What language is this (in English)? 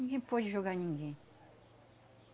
Portuguese